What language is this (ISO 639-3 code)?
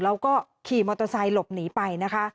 tha